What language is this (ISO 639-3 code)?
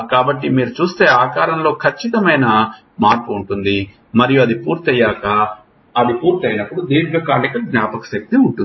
tel